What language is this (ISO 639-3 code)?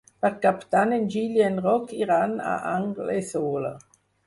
cat